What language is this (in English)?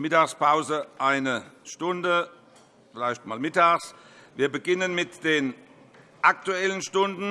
German